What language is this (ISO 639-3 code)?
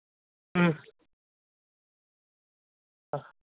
doi